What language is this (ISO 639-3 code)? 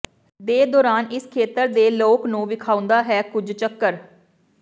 pan